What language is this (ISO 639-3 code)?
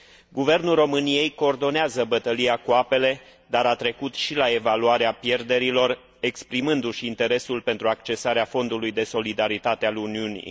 ron